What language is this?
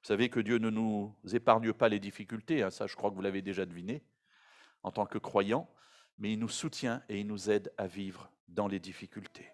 French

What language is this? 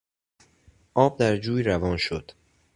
Persian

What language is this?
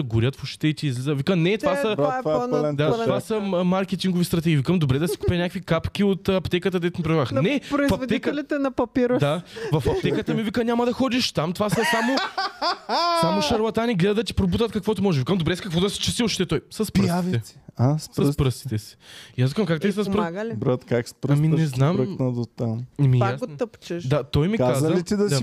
Bulgarian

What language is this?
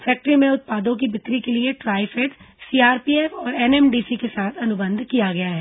Hindi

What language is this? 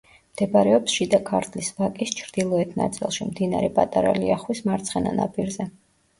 Georgian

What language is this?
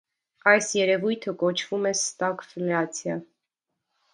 Armenian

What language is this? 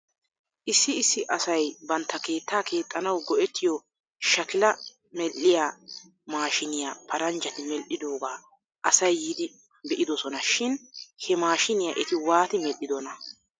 Wolaytta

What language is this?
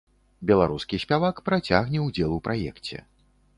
Belarusian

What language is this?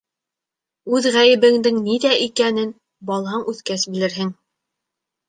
Bashkir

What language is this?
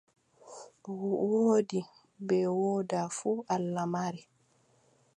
Adamawa Fulfulde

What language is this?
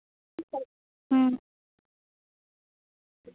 Bangla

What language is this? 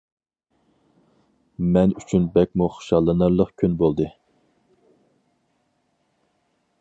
Uyghur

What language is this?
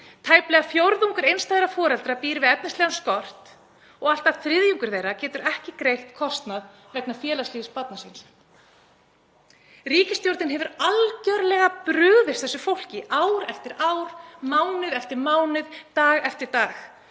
Icelandic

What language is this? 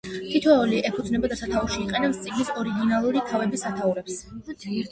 Georgian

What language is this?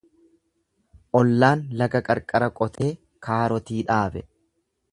Oromo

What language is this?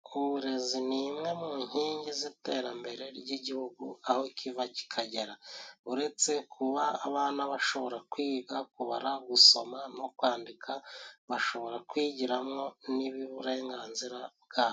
Kinyarwanda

